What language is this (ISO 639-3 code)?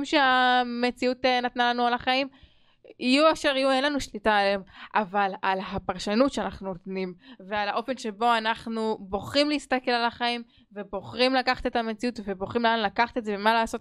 heb